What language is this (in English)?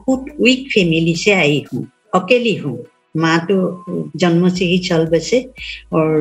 Hindi